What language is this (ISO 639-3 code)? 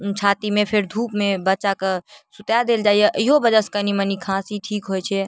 mai